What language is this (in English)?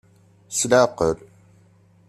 Kabyle